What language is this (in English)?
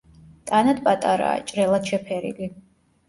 Georgian